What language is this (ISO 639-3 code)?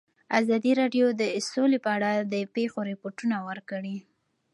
pus